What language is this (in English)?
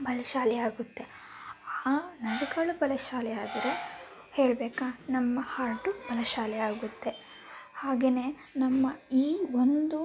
Kannada